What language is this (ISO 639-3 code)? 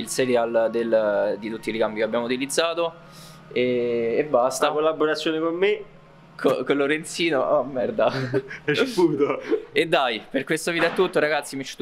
ita